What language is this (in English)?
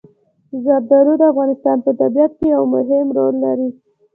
Pashto